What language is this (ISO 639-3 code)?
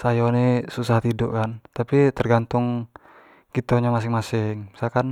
jax